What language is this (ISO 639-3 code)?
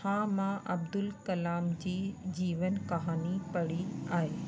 snd